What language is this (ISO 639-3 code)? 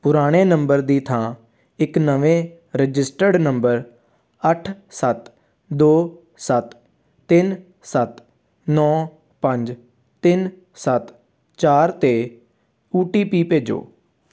pan